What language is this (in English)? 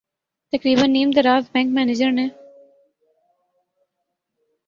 Urdu